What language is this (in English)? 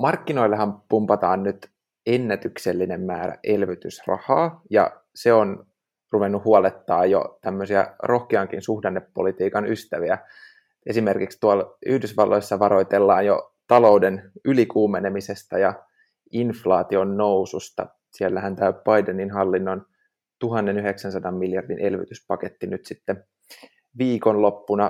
Finnish